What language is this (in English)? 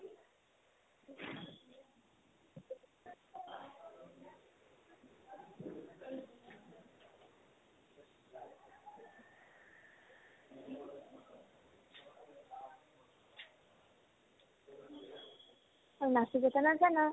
Assamese